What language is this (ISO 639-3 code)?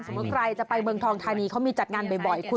tha